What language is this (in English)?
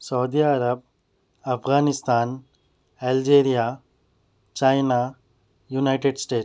Urdu